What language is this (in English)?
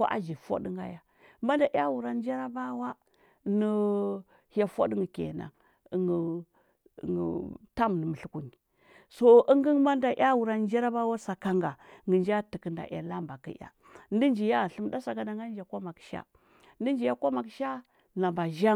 Huba